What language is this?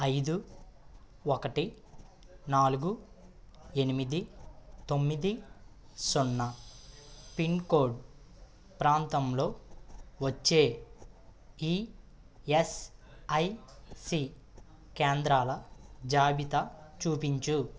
Telugu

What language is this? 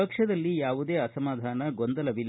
Kannada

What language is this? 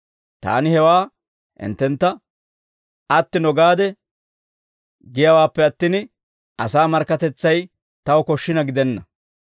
Dawro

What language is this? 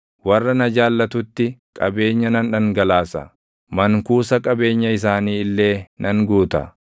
Oromo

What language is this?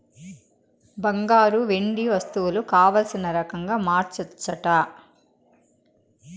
Telugu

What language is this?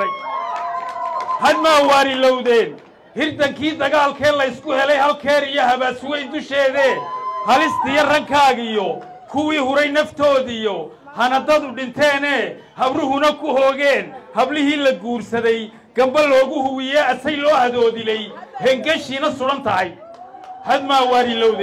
Arabic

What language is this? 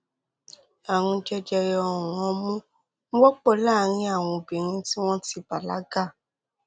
Yoruba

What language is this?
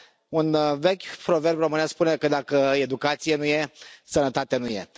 Romanian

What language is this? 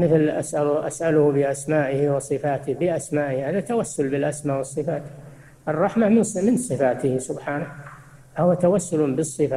Arabic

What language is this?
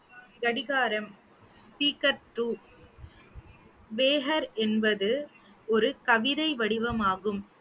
Tamil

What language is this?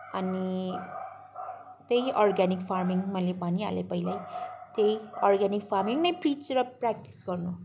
Nepali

